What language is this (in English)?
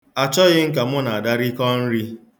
Igbo